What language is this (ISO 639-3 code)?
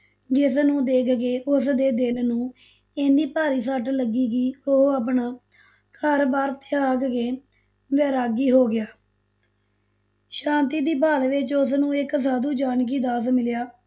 pan